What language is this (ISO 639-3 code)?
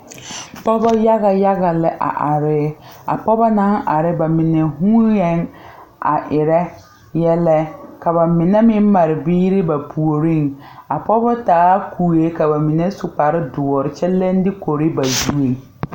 dga